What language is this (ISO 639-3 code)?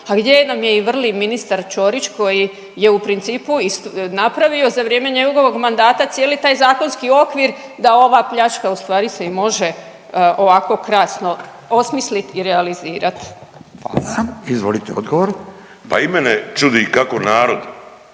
hrv